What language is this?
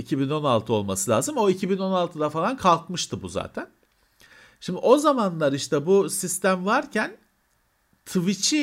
Turkish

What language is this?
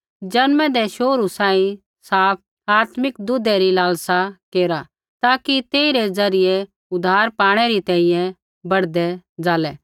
Kullu Pahari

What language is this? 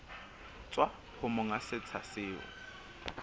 Southern Sotho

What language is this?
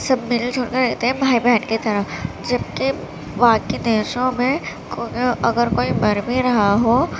Urdu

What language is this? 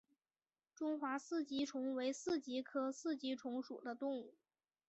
Chinese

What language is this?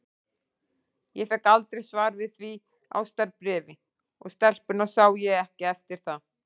Icelandic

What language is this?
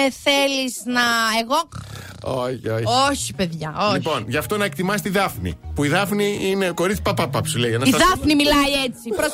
Greek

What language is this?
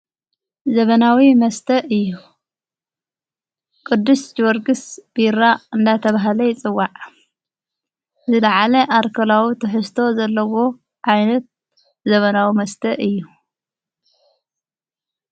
Tigrinya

